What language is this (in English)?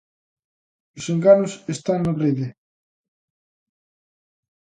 Galician